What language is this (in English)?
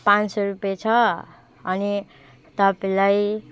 Nepali